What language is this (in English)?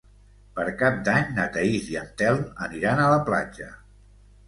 Catalan